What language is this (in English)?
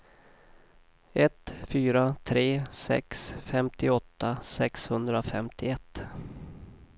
Swedish